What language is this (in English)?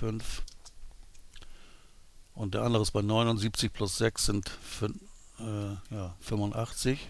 German